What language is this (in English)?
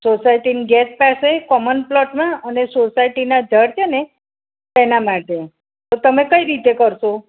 Gujarati